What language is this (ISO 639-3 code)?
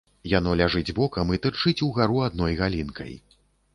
bel